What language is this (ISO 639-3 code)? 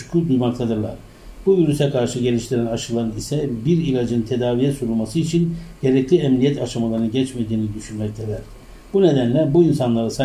tur